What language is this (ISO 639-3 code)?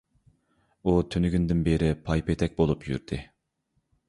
uig